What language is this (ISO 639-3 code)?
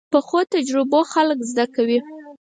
pus